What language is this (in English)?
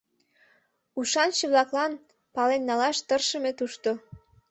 Mari